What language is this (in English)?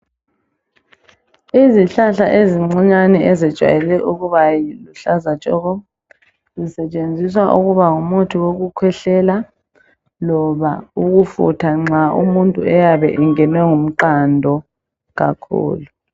North Ndebele